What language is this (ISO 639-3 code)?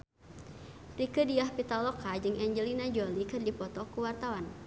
sun